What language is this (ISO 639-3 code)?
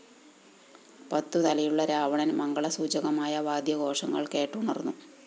mal